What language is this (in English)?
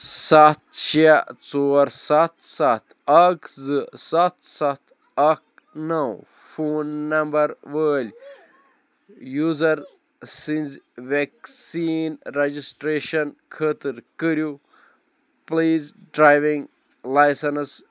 Kashmiri